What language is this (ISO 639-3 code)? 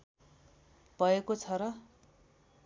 nep